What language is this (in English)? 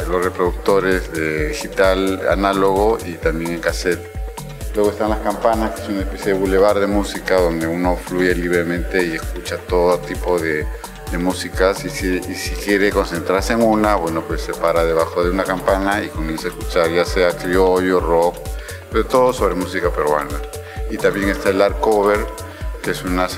Spanish